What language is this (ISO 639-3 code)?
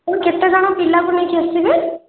ori